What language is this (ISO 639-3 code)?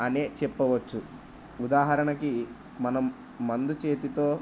tel